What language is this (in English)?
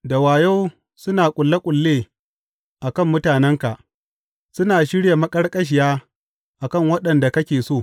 Hausa